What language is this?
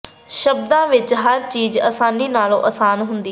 Punjabi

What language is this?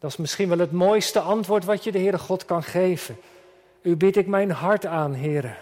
Dutch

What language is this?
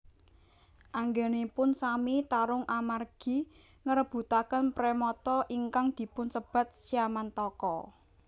Javanese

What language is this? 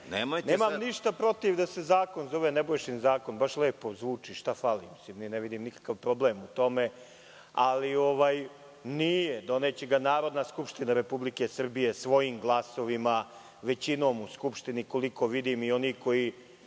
Serbian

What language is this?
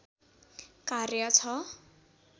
Nepali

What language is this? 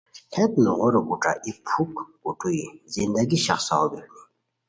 Khowar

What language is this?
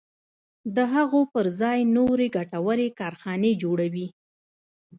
Pashto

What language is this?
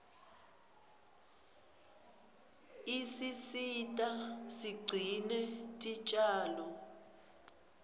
Swati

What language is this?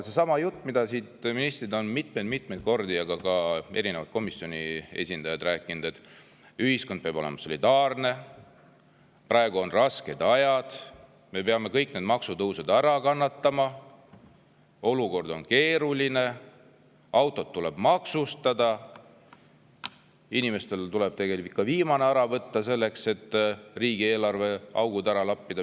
Estonian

